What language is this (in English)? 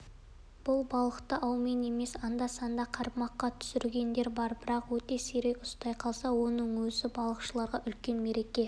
Kazakh